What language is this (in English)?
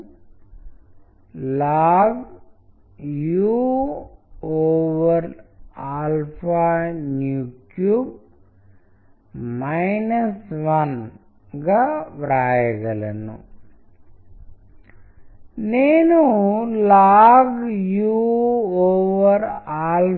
Telugu